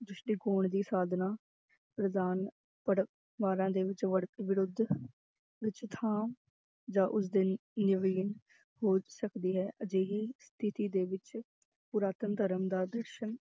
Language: Punjabi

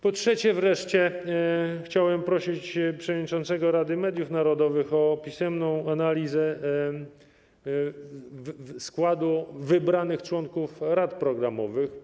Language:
Polish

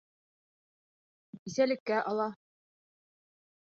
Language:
Bashkir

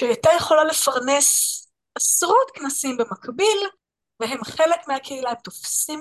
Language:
Hebrew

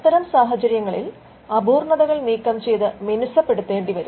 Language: Malayalam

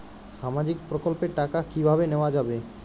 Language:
Bangla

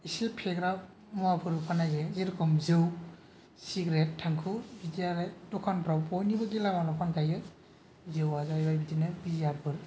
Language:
Bodo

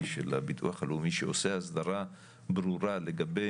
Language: Hebrew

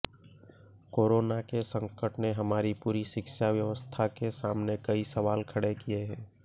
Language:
Hindi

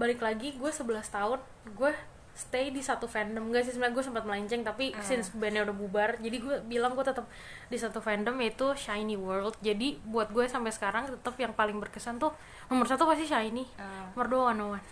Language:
Indonesian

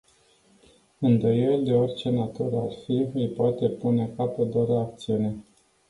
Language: Romanian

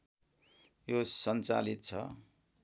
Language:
Nepali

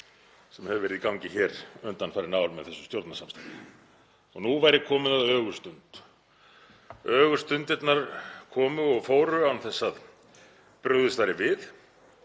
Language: Icelandic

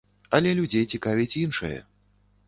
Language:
Belarusian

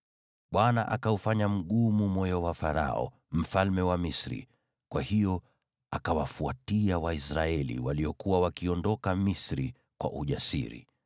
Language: Swahili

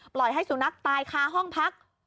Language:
Thai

